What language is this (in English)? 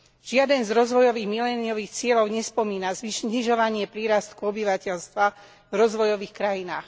Slovak